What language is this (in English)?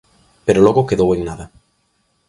Galician